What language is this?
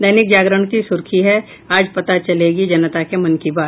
Hindi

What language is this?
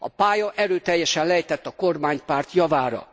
Hungarian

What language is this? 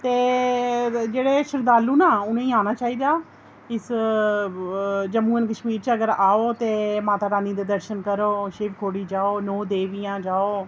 Dogri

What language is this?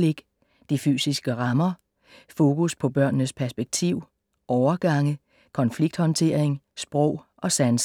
Danish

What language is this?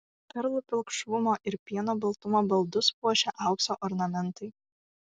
Lithuanian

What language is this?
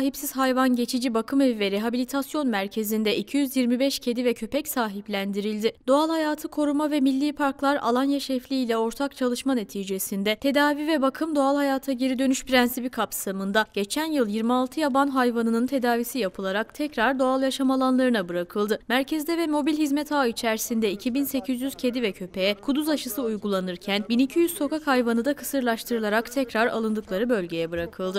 Turkish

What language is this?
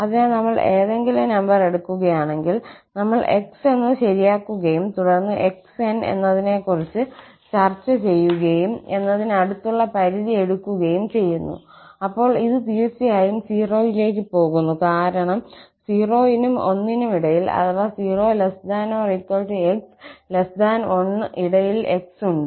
Malayalam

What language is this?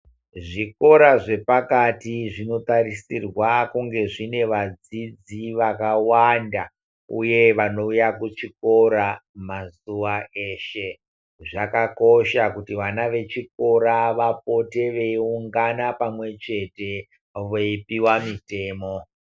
Ndau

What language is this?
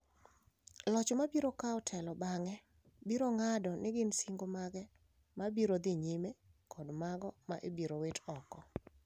Luo (Kenya and Tanzania)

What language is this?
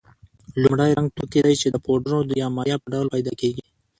Pashto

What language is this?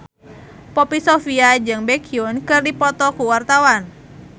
Sundanese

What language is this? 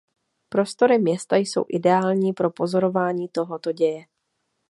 Czech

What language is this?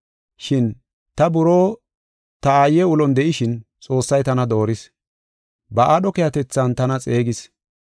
Gofa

